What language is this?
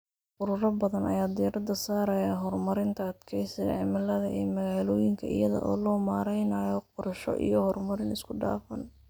Somali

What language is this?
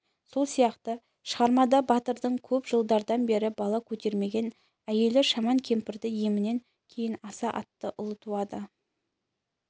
Kazakh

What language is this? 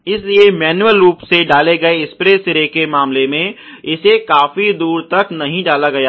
Hindi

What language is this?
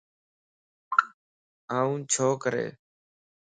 Lasi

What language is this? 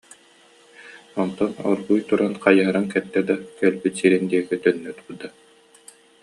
Yakut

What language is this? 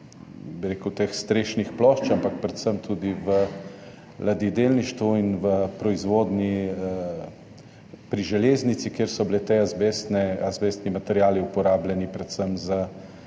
Slovenian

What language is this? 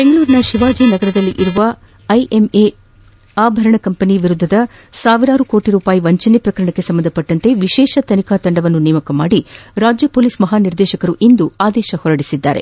Kannada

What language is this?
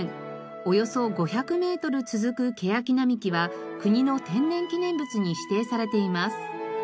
Japanese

